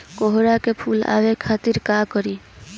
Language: Bhojpuri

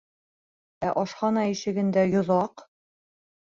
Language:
Bashkir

